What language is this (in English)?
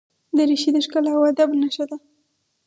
Pashto